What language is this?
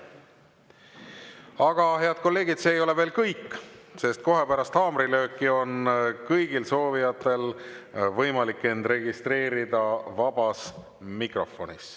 Estonian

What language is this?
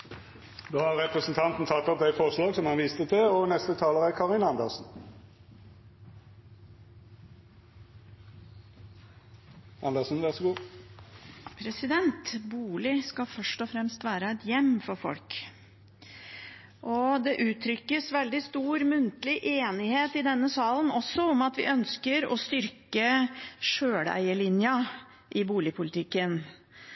Norwegian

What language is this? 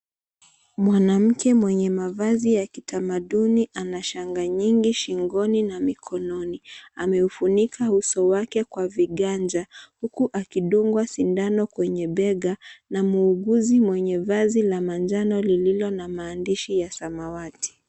Swahili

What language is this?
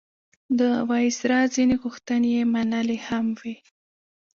Pashto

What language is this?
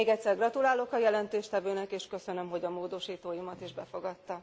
Hungarian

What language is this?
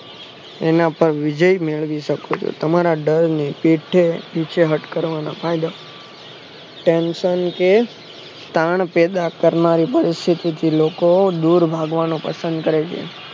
Gujarati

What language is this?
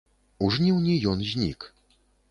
Belarusian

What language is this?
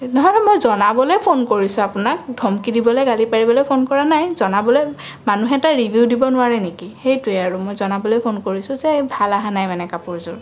Assamese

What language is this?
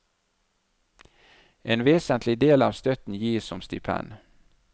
Norwegian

